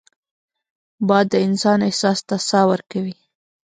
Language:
Pashto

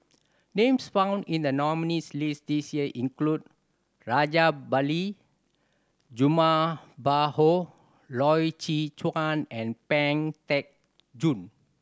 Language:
English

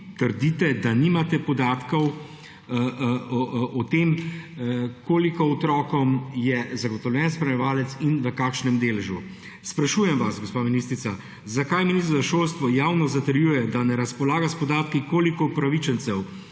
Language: Slovenian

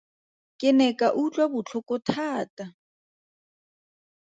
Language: Tswana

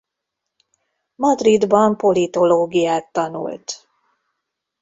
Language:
Hungarian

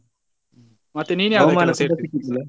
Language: Kannada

